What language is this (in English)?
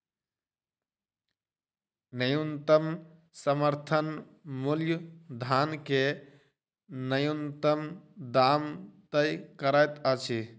Maithili